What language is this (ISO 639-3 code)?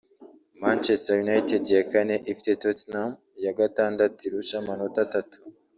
kin